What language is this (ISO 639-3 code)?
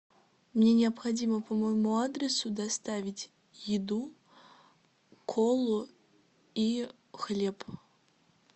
rus